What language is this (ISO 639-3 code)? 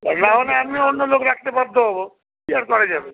ben